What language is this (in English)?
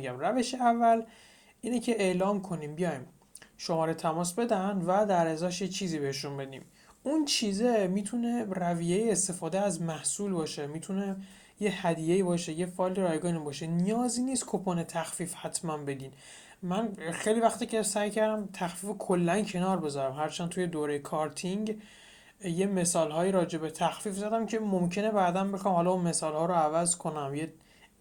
Persian